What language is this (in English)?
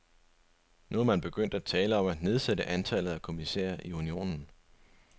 Danish